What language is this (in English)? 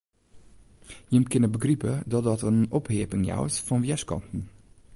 Western Frisian